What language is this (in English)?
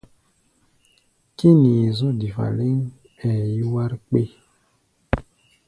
Gbaya